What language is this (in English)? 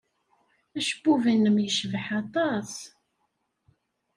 Kabyle